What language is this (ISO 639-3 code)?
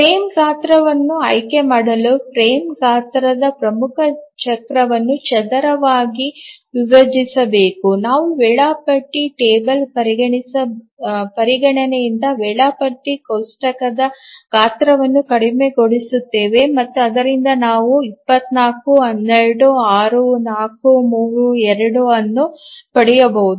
kan